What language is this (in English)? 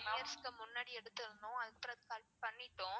Tamil